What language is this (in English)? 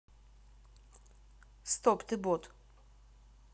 Russian